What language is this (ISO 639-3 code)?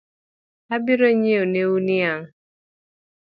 luo